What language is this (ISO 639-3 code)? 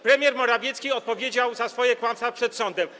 pol